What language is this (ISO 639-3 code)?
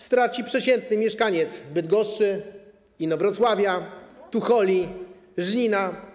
pol